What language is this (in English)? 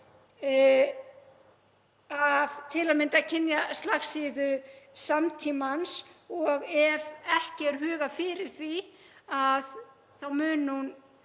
Icelandic